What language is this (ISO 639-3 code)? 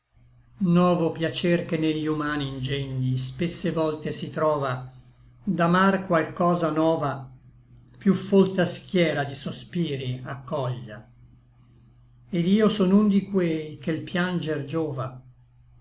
ita